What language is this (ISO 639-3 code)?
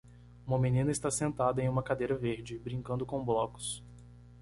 por